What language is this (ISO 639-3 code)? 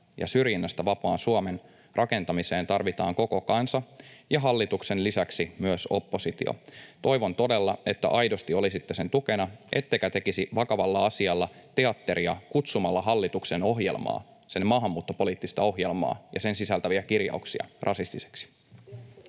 fin